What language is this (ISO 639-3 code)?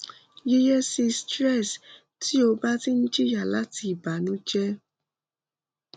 yor